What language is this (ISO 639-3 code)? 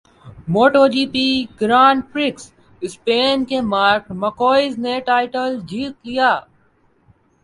urd